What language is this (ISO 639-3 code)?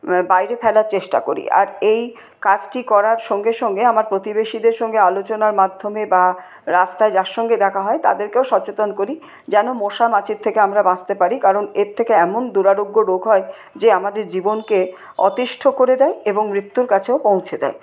ben